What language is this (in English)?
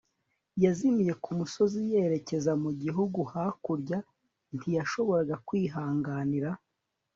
Kinyarwanda